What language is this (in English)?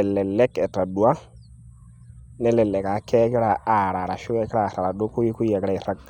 Masai